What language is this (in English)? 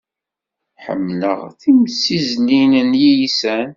Kabyle